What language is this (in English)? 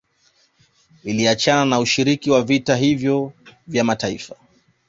Swahili